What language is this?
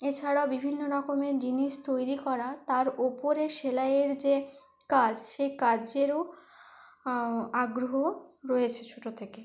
Bangla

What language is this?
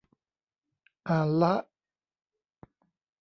Thai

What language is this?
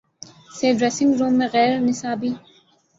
Urdu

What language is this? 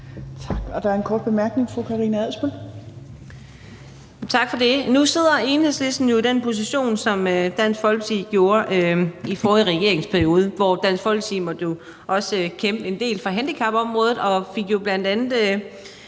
Danish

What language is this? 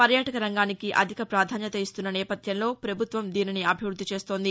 Telugu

